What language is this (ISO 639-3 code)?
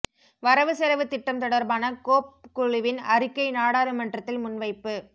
tam